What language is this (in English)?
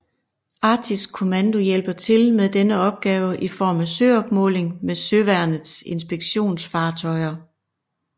Danish